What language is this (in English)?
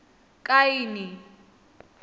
Venda